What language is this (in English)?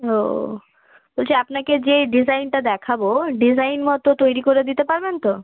Bangla